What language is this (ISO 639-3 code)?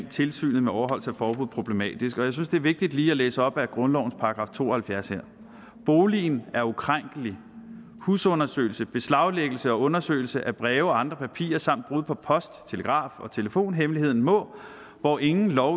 dan